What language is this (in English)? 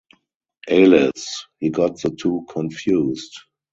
English